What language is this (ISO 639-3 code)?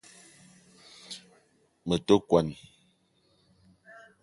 eto